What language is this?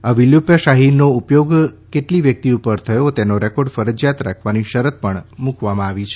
Gujarati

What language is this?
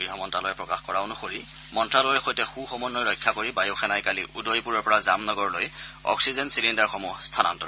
Assamese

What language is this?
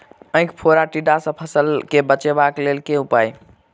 Maithili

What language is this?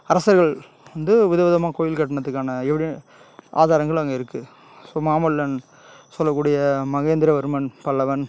Tamil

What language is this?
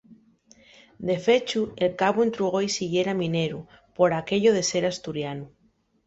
Asturian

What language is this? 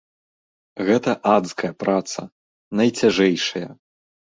Belarusian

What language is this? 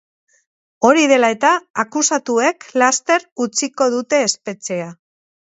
Basque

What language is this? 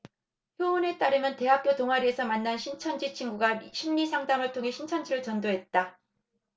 Korean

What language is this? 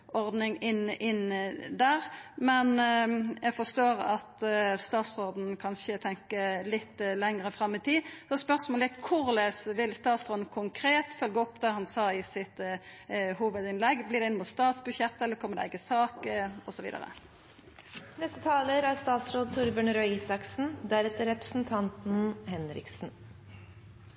Norwegian Nynorsk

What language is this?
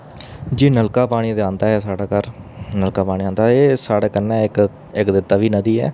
Dogri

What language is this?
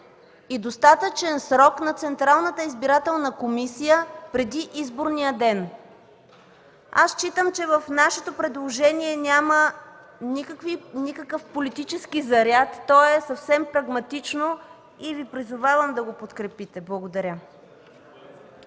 Bulgarian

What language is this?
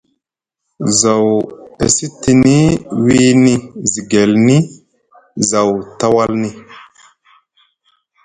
Musgu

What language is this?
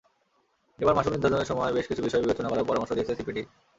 Bangla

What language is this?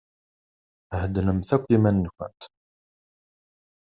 Kabyle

